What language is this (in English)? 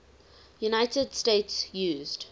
English